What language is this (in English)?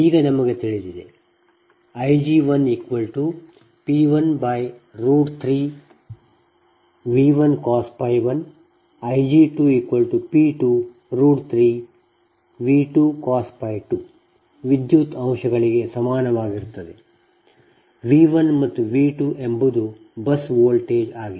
Kannada